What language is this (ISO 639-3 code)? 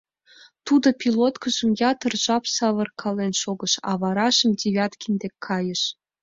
chm